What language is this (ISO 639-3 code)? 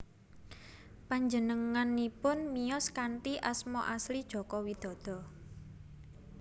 jav